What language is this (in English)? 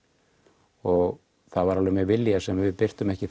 Icelandic